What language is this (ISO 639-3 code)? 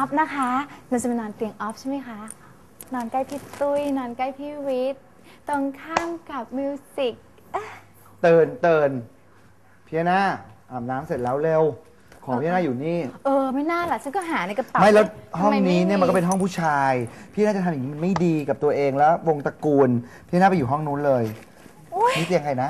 tha